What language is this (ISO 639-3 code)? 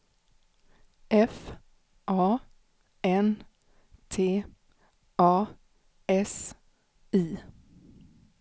swe